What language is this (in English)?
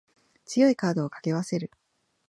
Japanese